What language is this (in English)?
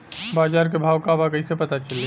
Bhojpuri